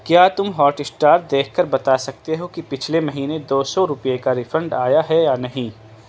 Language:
Urdu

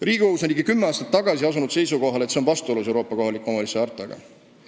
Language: Estonian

